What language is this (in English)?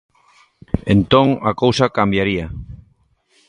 Galician